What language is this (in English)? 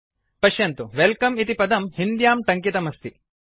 Sanskrit